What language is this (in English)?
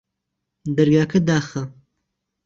Central Kurdish